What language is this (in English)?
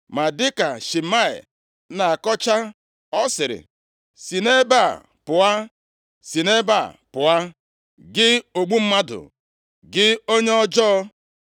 Igbo